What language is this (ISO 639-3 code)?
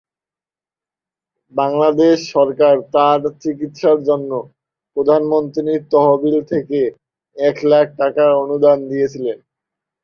ben